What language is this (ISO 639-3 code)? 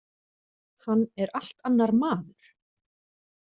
isl